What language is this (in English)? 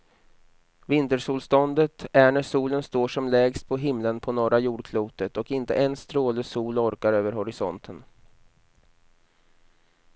Swedish